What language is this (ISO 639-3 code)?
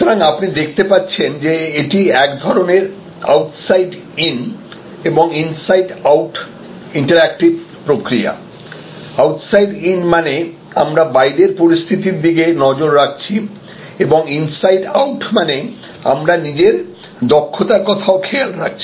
ben